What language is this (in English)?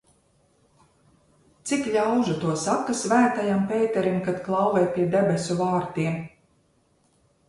Latvian